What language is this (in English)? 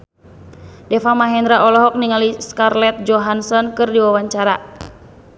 Sundanese